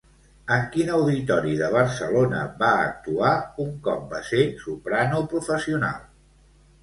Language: Catalan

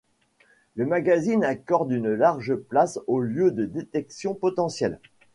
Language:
French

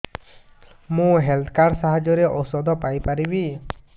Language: Odia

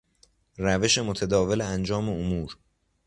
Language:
Persian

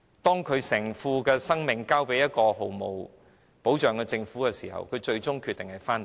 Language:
Cantonese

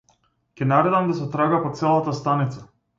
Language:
Macedonian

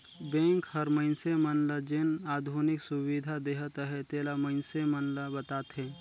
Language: Chhattisgarhi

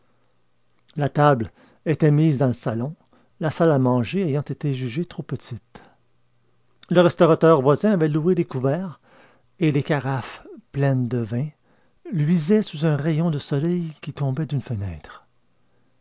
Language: French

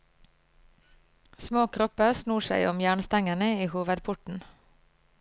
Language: Norwegian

